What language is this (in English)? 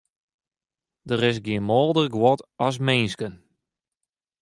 Western Frisian